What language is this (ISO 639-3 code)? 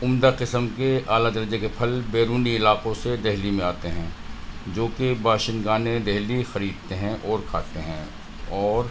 urd